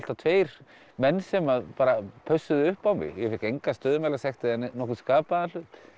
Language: Icelandic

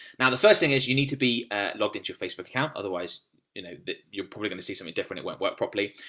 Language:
English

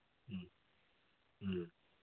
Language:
Manipuri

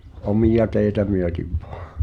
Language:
Finnish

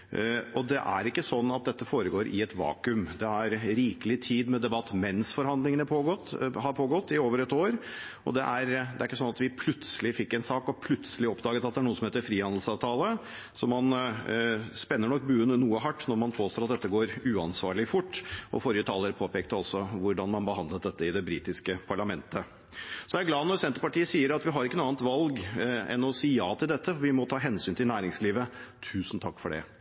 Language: Norwegian Bokmål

